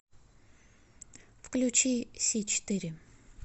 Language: Russian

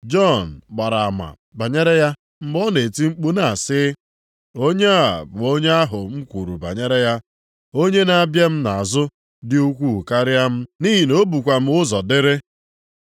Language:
Igbo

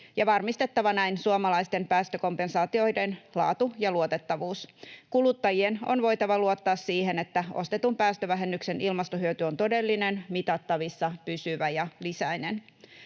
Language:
Finnish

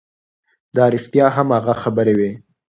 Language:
Pashto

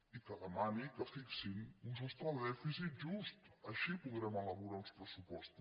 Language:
Catalan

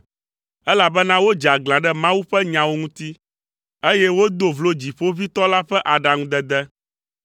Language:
Ewe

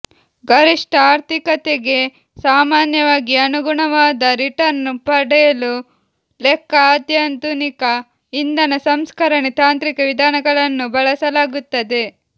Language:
Kannada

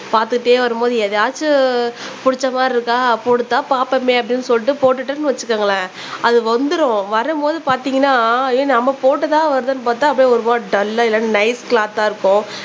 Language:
Tamil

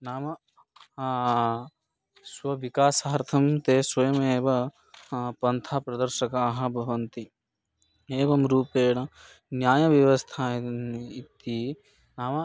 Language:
Sanskrit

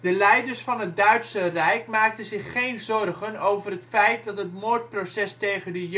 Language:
Dutch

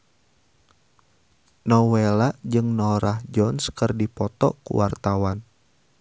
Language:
Sundanese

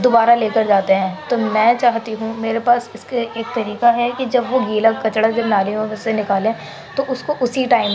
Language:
Urdu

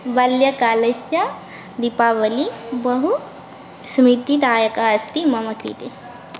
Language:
Sanskrit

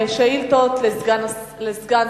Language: Hebrew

